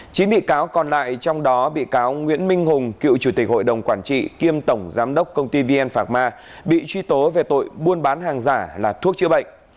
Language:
Vietnamese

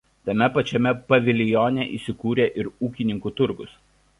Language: Lithuanian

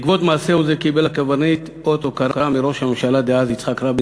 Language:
Hebrew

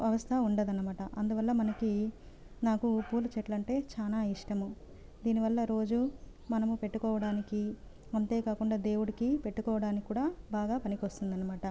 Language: Telugu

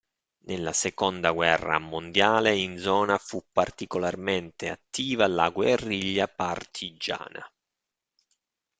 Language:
Italian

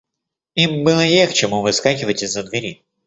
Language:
Russian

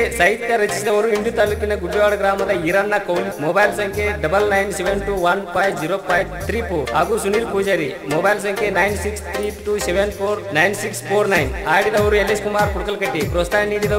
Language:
Kannada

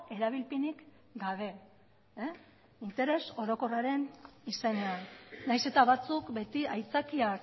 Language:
Basque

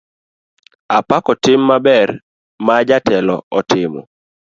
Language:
Luo (Kenya and Tanzania)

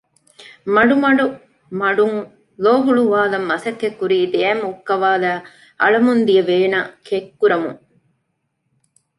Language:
Divehi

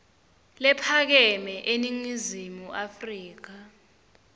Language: Swati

